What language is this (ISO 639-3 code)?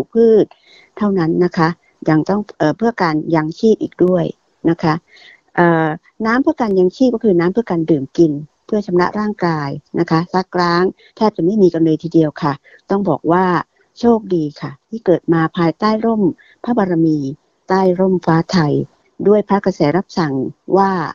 tha